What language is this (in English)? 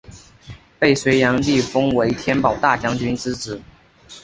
Chinese